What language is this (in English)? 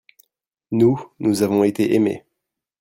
French